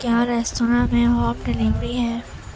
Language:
Urdu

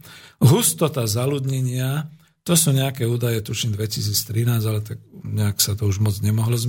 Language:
Slovak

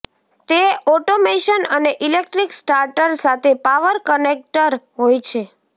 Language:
Gujarati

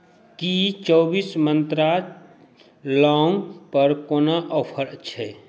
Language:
Maithili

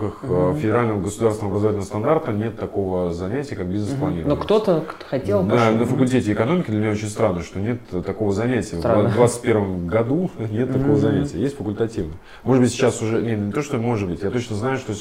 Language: Russian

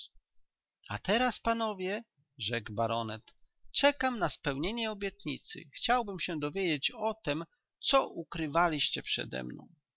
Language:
Polish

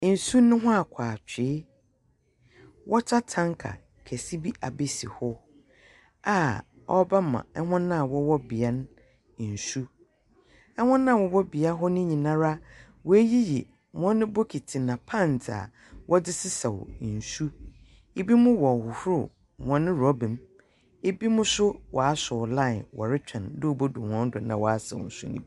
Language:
Akan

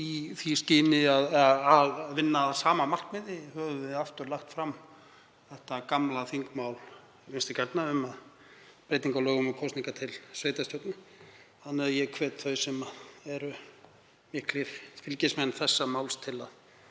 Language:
Icelandic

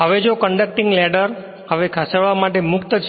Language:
Gujarati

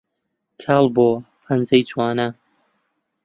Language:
Central Kurdish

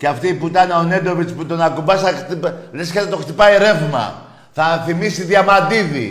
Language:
Greek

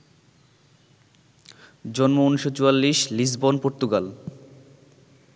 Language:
Bangla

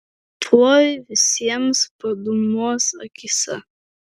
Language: Lithuanian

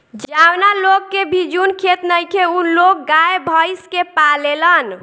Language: Bhojpuri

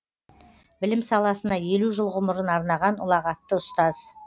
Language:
Kazakh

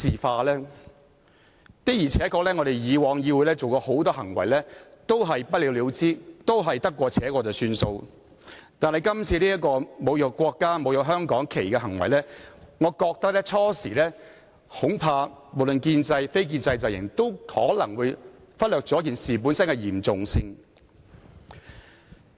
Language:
Cantonese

